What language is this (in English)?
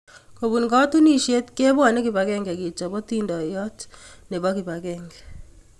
Kalenjin